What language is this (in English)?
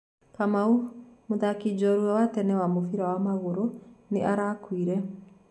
Kikuyu